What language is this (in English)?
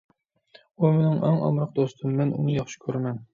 Uyghur